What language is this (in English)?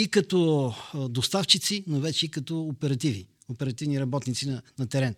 Bulgarian